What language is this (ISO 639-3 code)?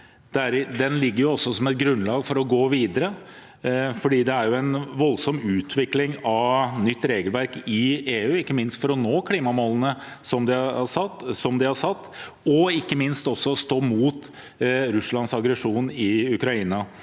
nor